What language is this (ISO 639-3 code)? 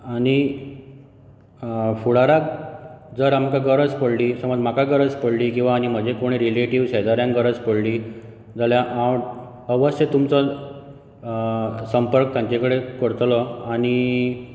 kok